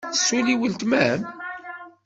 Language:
Kabyle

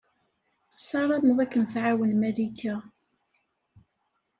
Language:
Kabyle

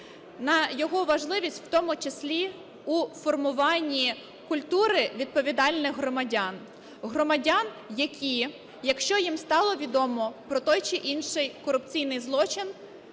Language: Ukrainian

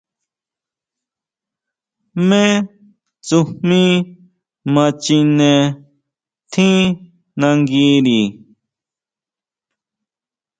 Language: Huautla Mazatec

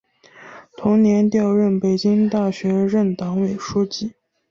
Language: Chinese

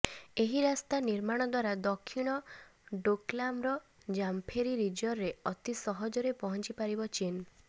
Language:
Odia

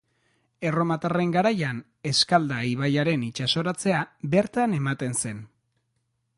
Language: Basque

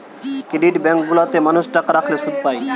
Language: Bangla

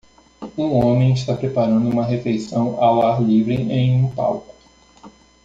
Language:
Portuguese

